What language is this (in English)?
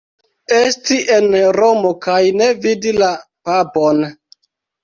Esperanto